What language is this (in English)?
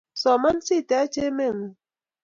Kalenjin